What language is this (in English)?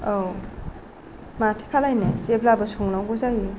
Bodo